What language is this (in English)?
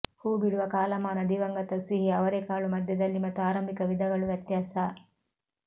Kannada